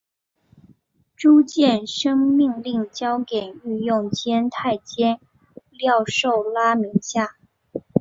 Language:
Chinese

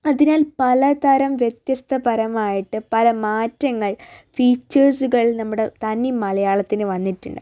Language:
Malayalam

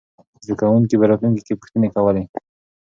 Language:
Pashto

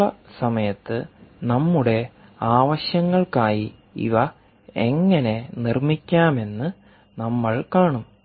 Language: Malayalam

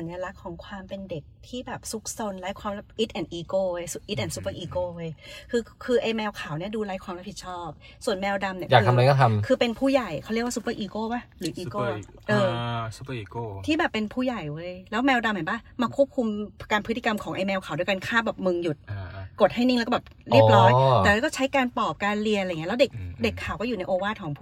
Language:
Thai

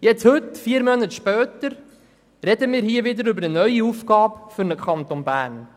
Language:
Swiss German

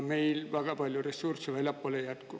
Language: Estonian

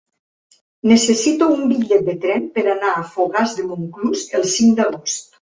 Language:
Catalan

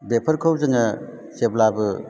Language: Bodo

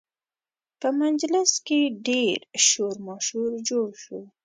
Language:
Pashto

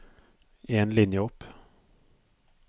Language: Norwegian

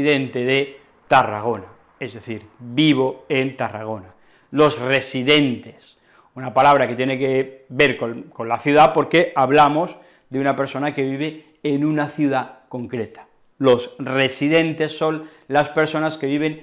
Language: Spanish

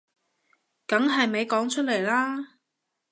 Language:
Cantonese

